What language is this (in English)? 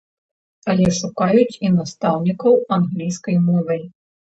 Belarusian